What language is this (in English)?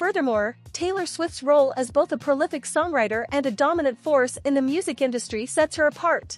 English